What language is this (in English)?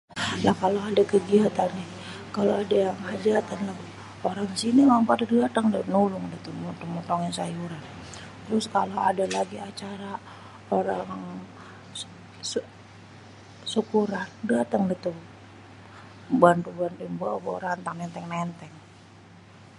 Betawi